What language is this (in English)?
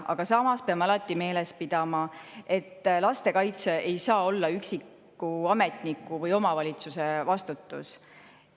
Estonian